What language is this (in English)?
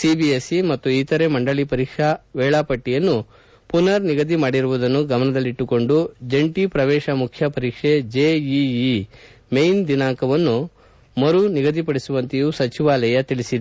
Kannada